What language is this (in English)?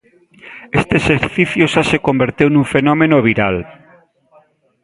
Galician